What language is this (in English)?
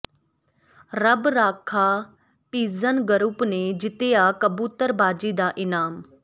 Punjabi